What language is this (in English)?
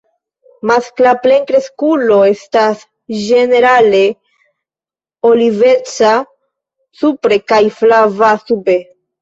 Esperanto